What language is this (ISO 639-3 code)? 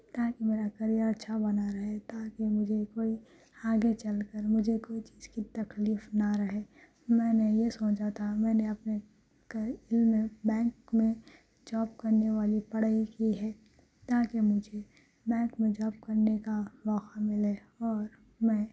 urd